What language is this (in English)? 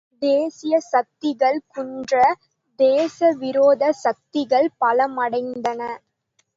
Tamil